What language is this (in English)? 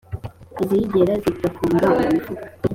Kinyarwanda